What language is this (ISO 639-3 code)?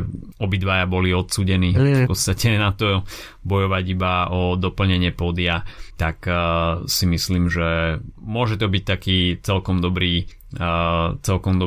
slk